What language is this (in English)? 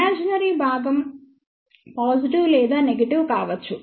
Telugu